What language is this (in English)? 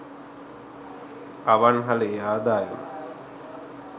Sinhala